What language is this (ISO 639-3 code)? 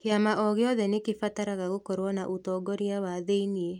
kik